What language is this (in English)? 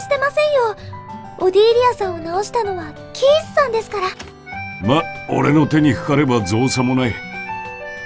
Japanese